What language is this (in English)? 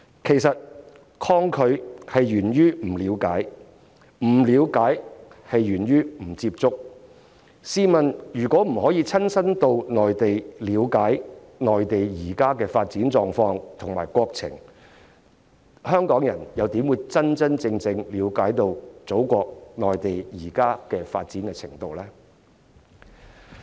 Cantonese